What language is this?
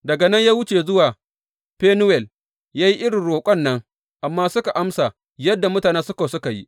Hausa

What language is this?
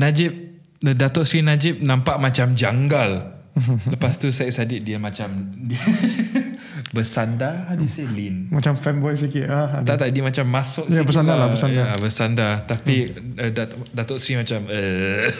Malay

